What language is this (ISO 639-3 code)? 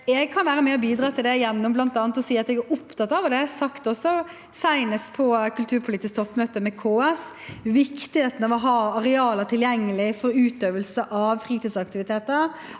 nor